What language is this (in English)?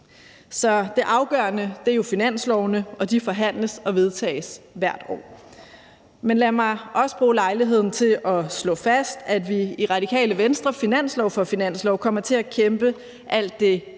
Danish